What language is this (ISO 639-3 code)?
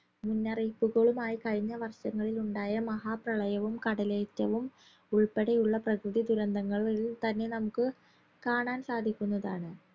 mal